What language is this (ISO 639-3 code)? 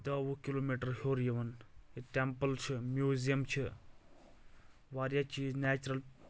kas